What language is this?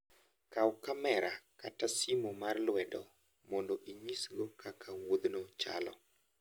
Luo (Kenya and Tanzania)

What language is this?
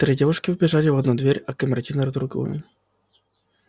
Russian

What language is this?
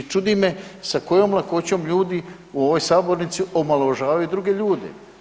Croatian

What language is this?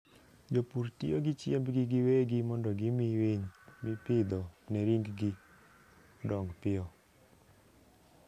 Luo (Kenya and Tanzania)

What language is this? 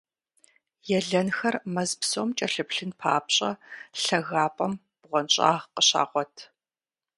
Kabardian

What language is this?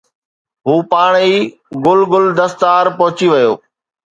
Sindhi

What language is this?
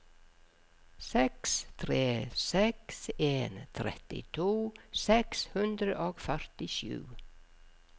Norwegian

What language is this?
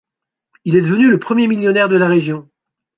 French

